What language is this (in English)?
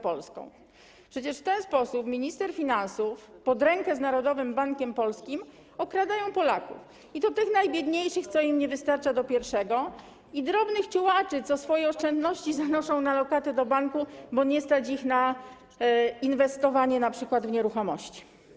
Polish